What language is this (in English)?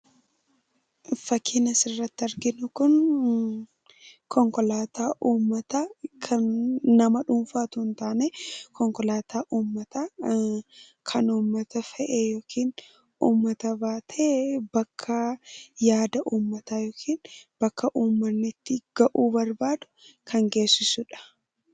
Oromo